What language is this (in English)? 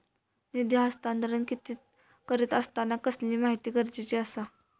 Marathi